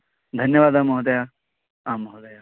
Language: Sanskrit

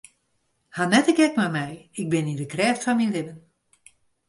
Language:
Western Frisian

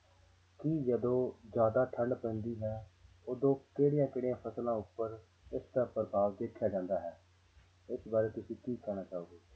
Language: Punjabi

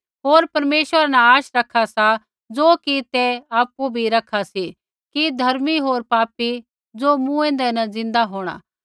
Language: Kullu Pahari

